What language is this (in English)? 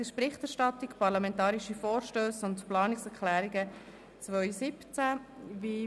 Swiss German